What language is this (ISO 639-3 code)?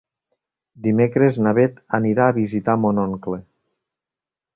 cat